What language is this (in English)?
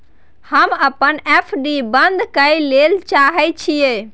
Maithili